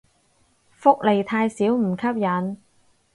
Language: Cantonese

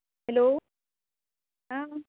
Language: Konkani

